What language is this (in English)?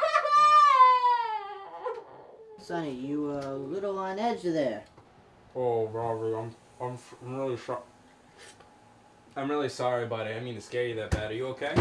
English